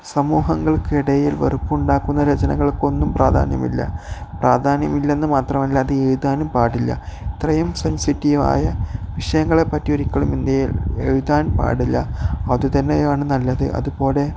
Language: Malayalam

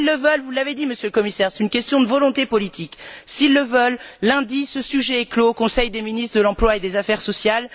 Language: French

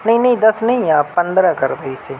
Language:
Urdu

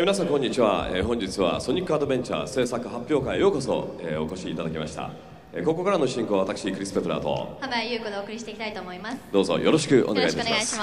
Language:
Japanese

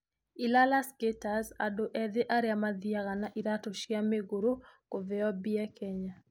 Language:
Kikuyu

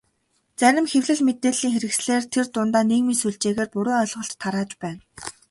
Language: Mongolian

